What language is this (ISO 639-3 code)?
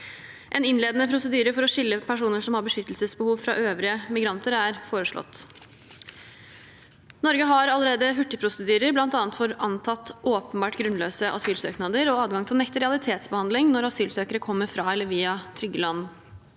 nor